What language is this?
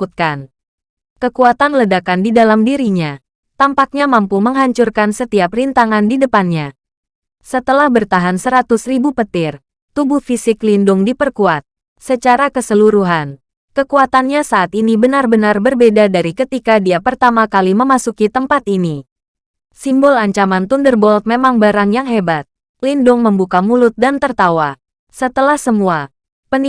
Indonesian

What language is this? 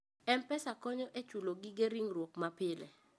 Luo (Kenya and Tanzania)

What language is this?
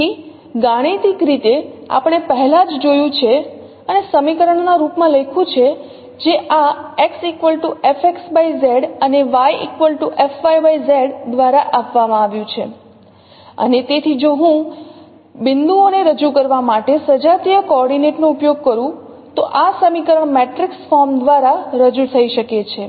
Gujarati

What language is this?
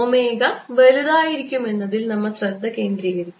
Malayalam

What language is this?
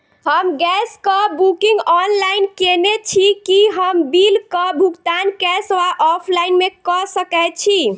Maithili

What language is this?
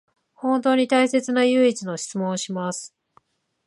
Japanese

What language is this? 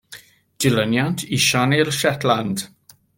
Welsh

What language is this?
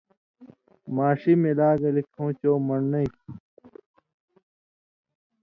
Indus Kohistani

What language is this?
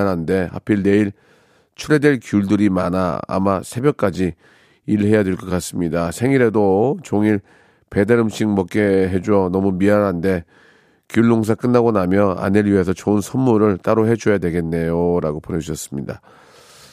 Korean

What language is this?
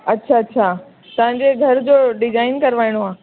Sindhi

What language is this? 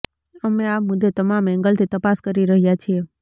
Gujarati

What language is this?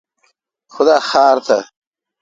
Kalkoti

